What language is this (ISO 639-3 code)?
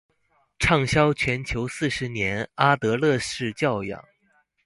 zho